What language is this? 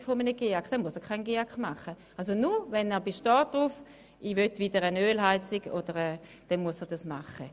Swiss German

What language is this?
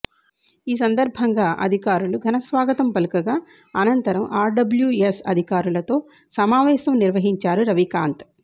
Telugu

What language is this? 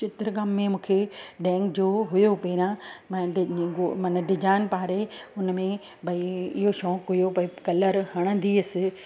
Sindhi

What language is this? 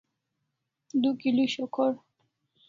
Kalasha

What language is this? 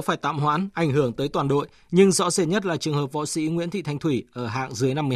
Vietnamese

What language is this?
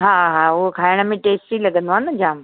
Sindhi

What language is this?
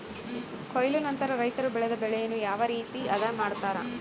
Kannada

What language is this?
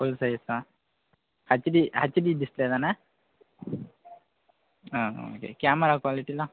Tamil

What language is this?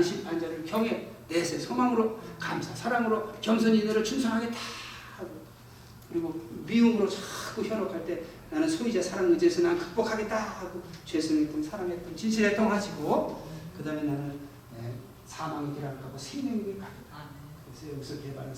Korean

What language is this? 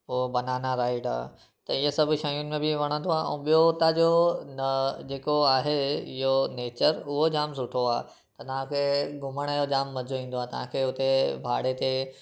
Sindhi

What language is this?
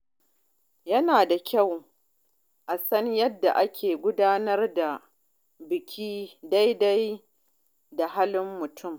Hausa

